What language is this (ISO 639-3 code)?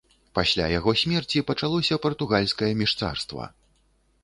bel